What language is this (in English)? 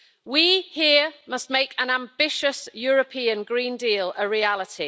English